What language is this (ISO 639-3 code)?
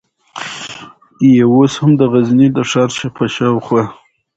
pus